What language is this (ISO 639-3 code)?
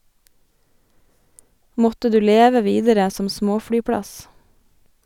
nor